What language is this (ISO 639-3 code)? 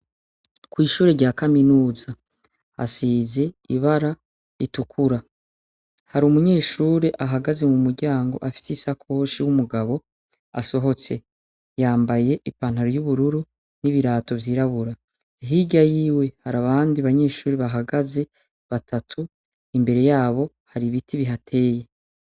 run